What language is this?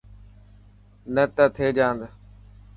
Dhatki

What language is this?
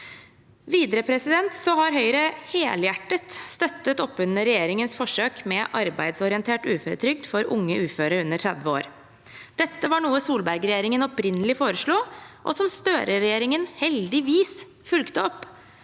Norwegian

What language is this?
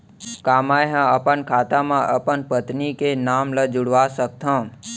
Chhattisgarhi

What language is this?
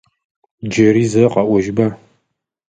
Adyghe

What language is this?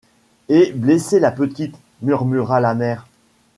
French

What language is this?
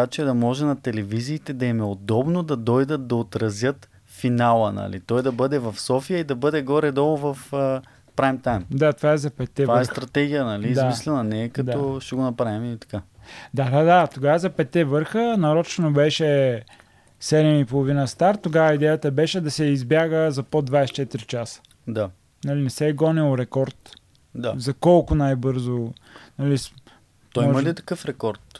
Bulgarian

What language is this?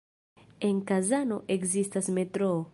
Esperanto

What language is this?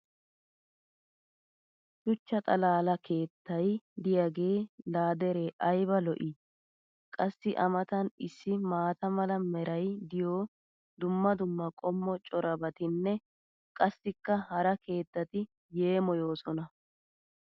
Wolaytta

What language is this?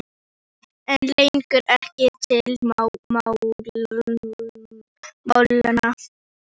Icelandic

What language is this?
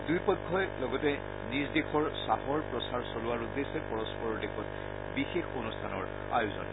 Assamese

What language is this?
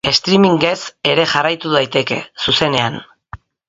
Basque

